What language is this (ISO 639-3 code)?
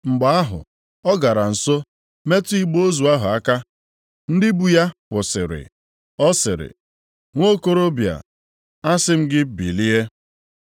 ibo